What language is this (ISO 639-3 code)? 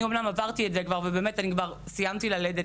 heb